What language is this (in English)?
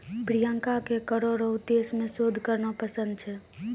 Maithili